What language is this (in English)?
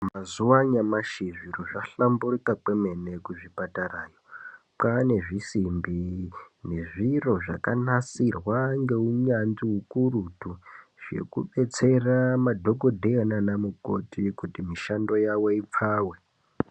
Ndau